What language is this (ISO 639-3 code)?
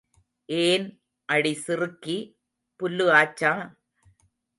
tam